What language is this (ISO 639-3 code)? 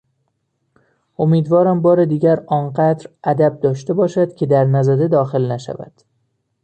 fas